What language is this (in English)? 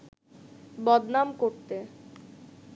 Bangla